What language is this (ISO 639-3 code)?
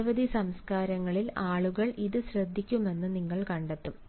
mal